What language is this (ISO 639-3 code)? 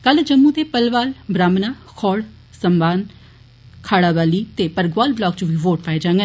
doi